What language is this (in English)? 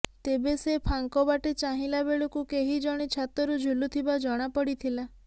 Odia